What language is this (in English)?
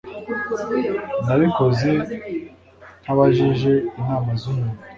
Kinyarwanda